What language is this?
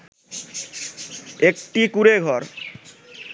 Bangla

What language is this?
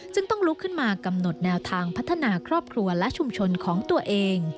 Thai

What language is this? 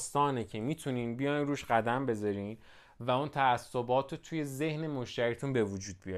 Persian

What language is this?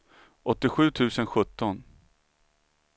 Swedish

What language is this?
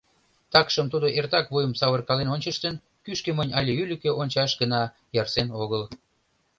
Mari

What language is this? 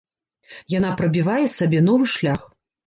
Belarusian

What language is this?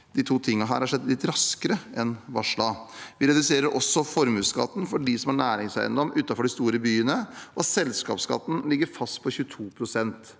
Norwegian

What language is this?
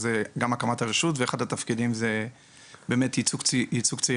Hebrew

